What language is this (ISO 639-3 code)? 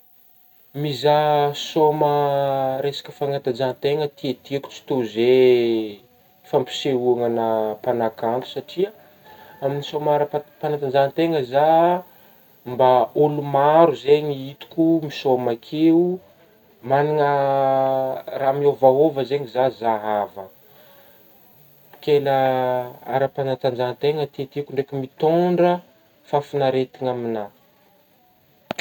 bmm